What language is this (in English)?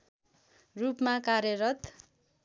Nepali